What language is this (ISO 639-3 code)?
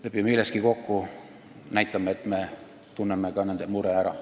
est